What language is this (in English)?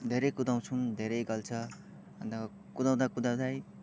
Nepali